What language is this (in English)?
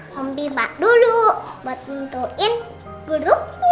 Indonesian